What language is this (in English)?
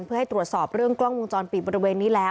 Thai